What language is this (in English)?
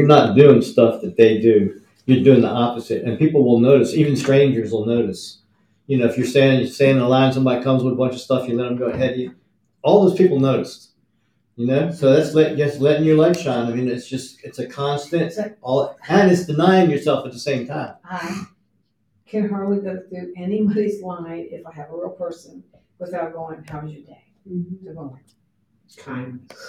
English